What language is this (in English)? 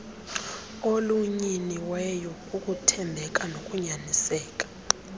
Xhosa